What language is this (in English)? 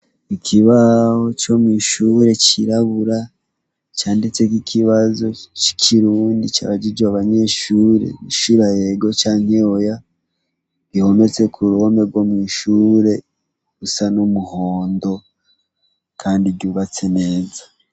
Rundi